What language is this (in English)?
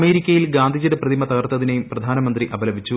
Malayalam